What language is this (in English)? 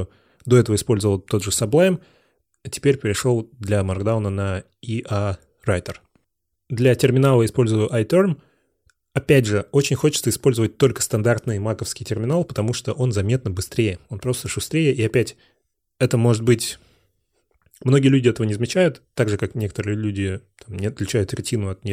Russian